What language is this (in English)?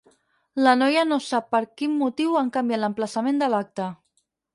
Catalan